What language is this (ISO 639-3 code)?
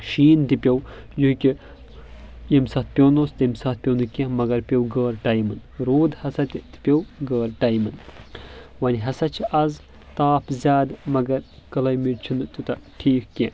kas